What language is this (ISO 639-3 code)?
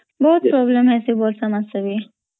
ori